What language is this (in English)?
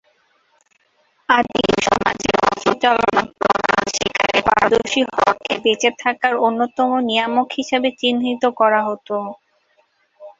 Bangla